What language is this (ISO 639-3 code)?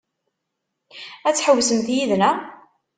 kab